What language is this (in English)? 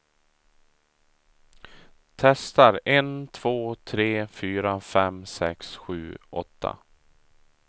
Swedish